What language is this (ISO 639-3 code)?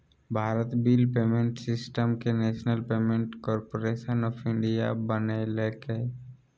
mag